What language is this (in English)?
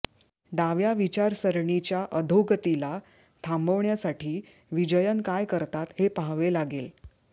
Marathi